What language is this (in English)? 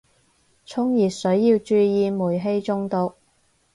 Cantonese